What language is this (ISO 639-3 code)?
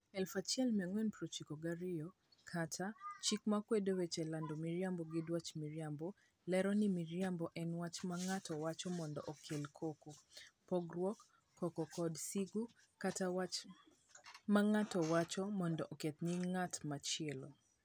luo